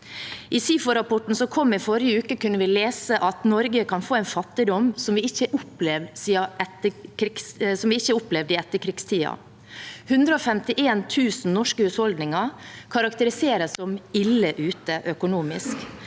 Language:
Norwegian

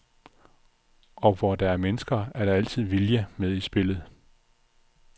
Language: Danish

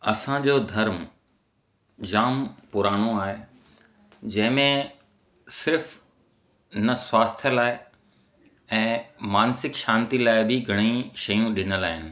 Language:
Sindhi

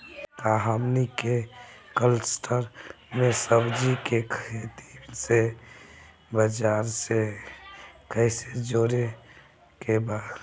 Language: Bhojpuri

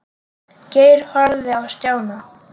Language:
Icelandic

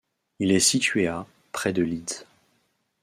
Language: French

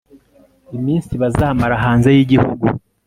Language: Kinyarwanda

